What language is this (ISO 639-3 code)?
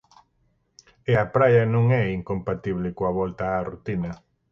glg